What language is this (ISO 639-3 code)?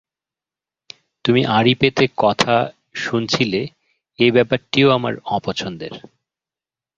ben